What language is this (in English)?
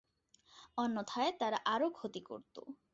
Bangla